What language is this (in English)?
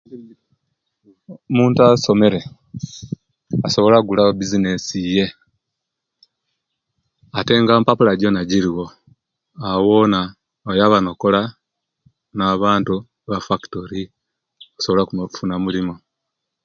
Kenyi